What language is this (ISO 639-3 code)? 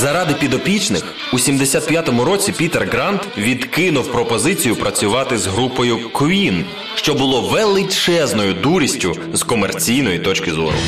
ukr